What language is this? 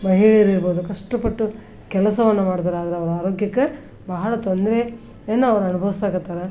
Kannada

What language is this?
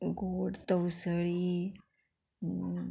Konkani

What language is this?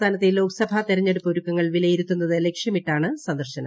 Malayalam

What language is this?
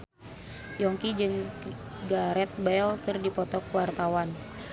Sundanese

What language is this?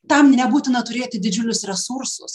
Lithuanian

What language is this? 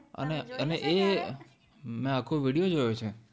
Gujarati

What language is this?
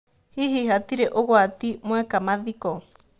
Kikuyu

